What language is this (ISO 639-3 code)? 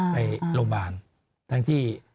tha